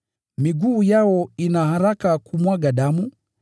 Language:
Swahili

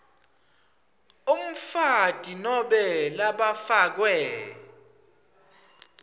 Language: Swati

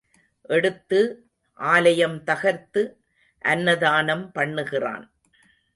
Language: Tamil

